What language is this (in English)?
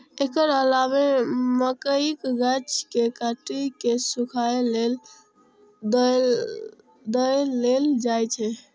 Maithili